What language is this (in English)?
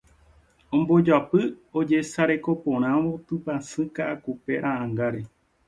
Guarani